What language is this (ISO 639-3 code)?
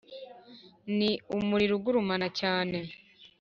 kin